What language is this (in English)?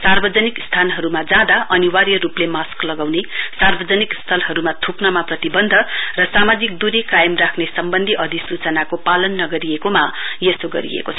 Nepali